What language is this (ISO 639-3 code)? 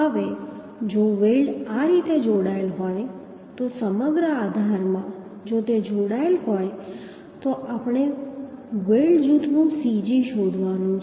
guj